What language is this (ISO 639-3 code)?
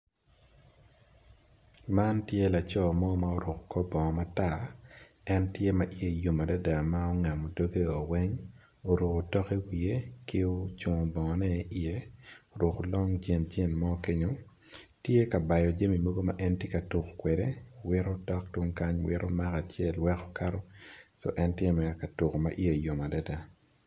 ach